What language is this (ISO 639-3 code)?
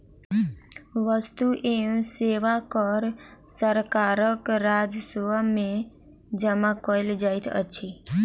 mai